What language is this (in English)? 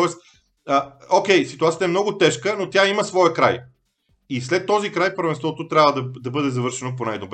Bulgarian